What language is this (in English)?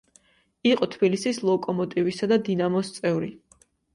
Georgian